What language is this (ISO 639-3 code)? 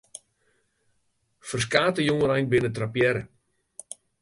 fry